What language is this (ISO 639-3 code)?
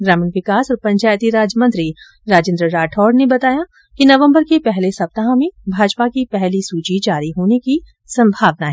hin